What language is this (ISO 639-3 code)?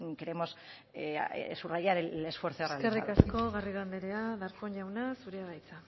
eus